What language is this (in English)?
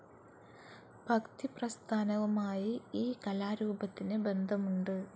Malayalam